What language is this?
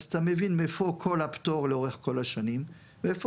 Hebrew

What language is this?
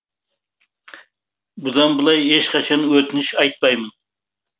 Kazakh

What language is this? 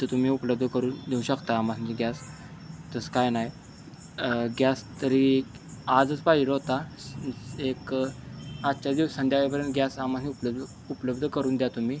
Marathi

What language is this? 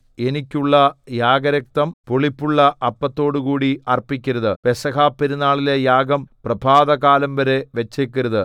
Malayalam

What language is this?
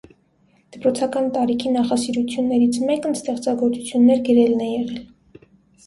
Armenian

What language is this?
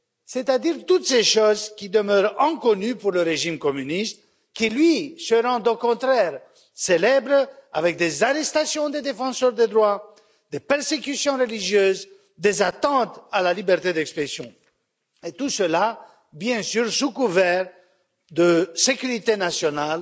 French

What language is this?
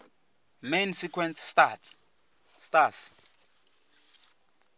Venda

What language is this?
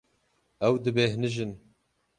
Kurdish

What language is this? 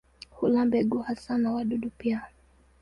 Swahili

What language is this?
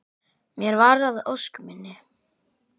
Icelandic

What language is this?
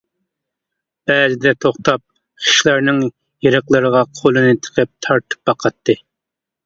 Uyghur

